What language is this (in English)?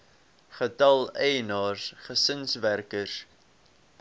Afrikaans